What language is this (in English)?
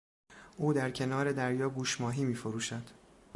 Persian